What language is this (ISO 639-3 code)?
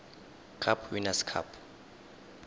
tsn